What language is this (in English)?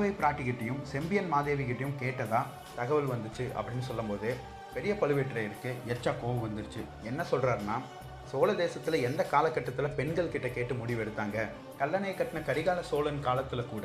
Tamil